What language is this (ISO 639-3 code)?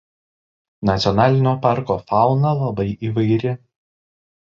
lit